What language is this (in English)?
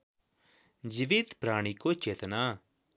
Nepali